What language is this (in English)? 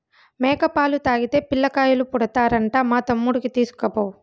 Telugu